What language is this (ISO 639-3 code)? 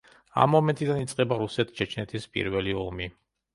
kat